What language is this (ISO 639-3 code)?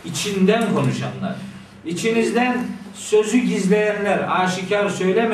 tur